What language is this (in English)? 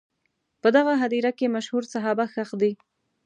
Pashto